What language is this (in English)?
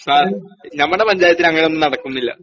Malayalam